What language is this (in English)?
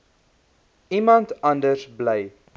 Afrikaans